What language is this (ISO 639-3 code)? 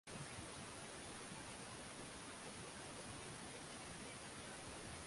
swa